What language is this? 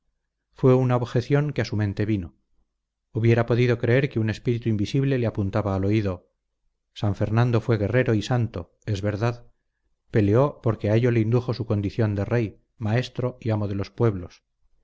Spanish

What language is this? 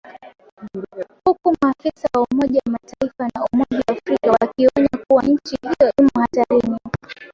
Swahili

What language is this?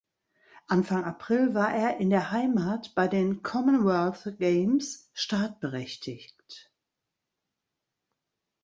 German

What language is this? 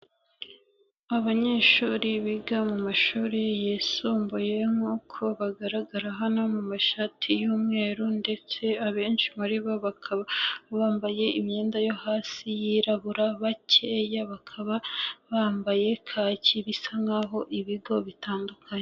Kinyarwanda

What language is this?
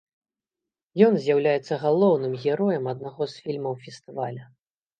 Belarusian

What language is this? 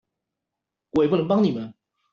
Chinese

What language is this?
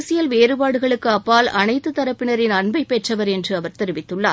Tamil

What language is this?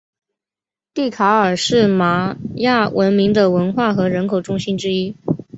Chinese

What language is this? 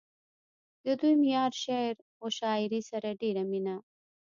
Pashto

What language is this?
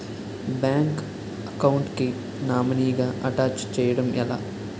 Telugu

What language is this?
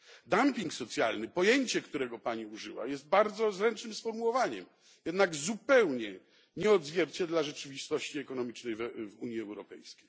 Polish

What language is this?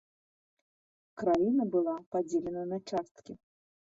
Belarusian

